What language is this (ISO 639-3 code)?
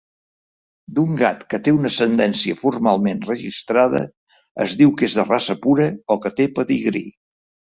cat